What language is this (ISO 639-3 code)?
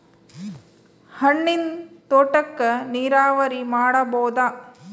kan